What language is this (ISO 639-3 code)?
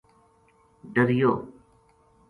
gju